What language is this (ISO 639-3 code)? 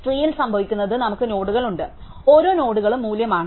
mal